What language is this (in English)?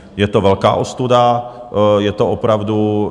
Czech